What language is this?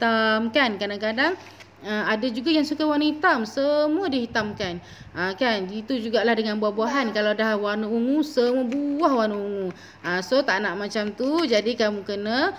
Malay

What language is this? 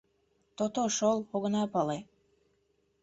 Mari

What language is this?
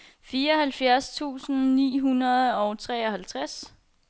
Danish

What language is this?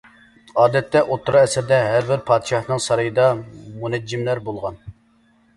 Uyghur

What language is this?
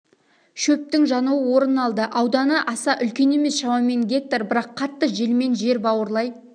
Kazakh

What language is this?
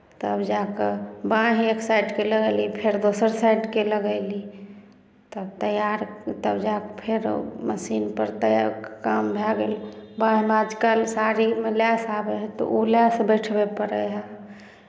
Maithili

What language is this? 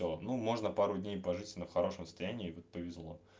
Russian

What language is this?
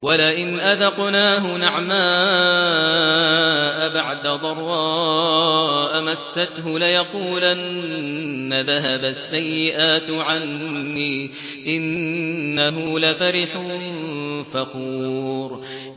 Arabic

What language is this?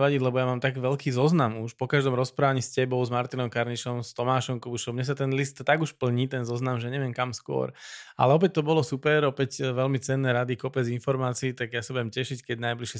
Slovak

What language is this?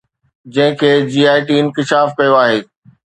Sindhi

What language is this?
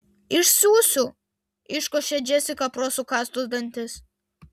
Lithuanian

